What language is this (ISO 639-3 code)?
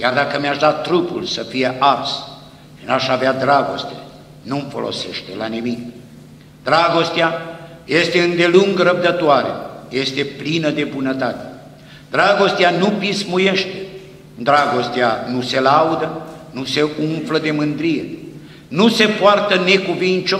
ron